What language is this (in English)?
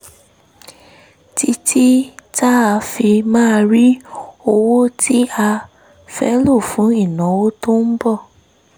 Yoruba